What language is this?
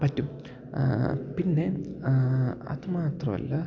Malayalam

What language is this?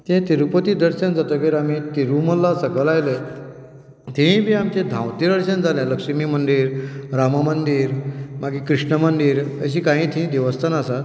Konkani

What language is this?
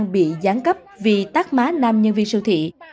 Vietnamese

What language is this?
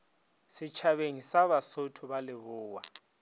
Northern Sotho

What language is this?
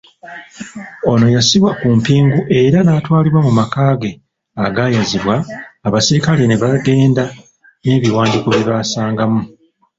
Ganda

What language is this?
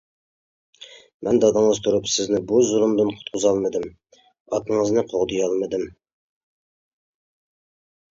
Uyghur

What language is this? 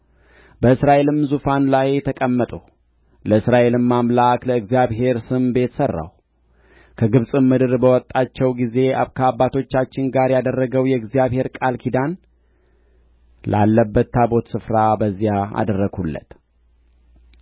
Amharic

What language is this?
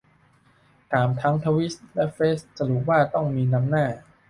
Thai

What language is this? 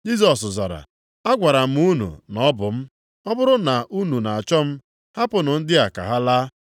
Igbo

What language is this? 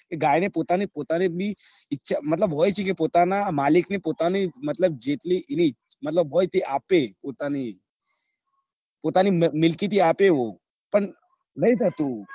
Gujarati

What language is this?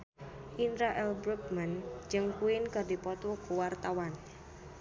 Sundanese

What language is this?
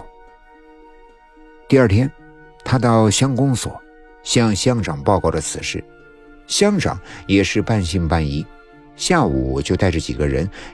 Chinese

